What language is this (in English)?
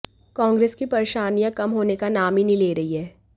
Hindi